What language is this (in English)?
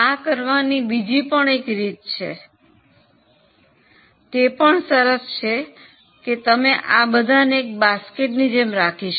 Gujarati